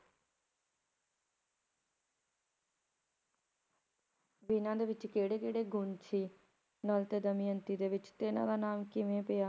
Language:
Punjabi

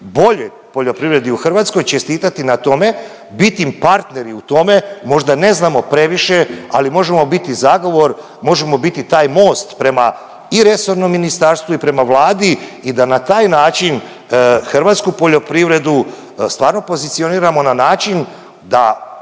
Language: Croatian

